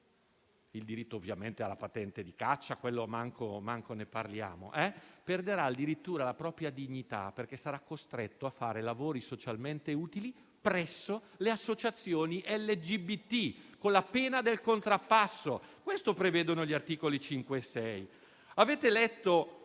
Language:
Italian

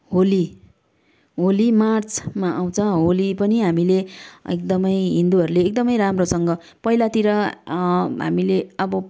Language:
Nepali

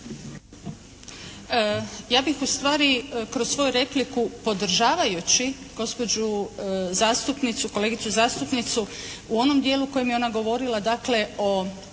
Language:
Croatian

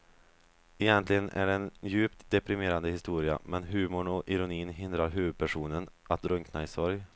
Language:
Swedish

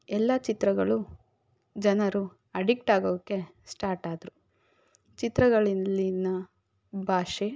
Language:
Kannada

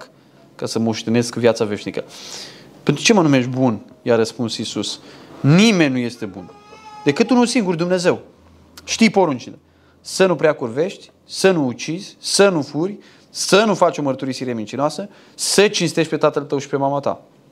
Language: Romanian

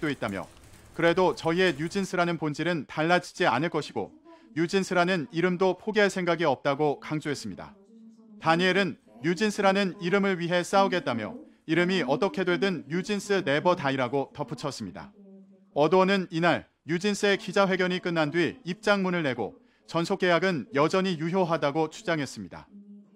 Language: Korean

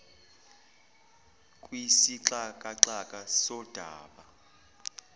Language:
Zulu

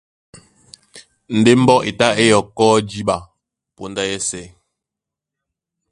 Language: Duala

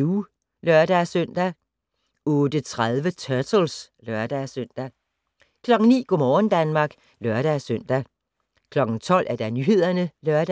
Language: Danish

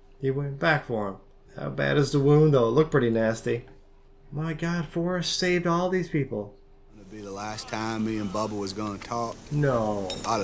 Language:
English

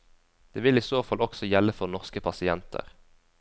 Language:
Norwegian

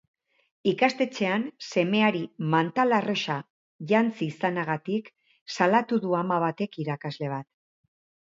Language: Basque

